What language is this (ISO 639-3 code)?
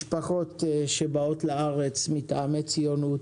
heb